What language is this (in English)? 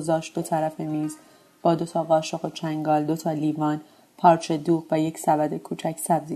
Persian